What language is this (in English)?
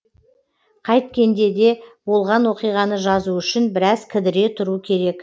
Kazakh